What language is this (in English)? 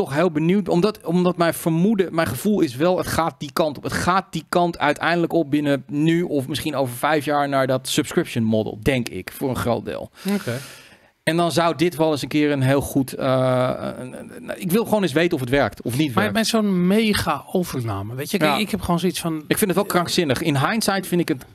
Dutch